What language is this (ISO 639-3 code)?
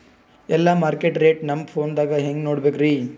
kan